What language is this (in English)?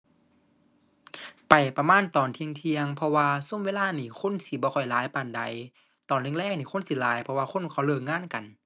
Thai